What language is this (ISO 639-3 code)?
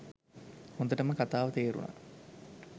sin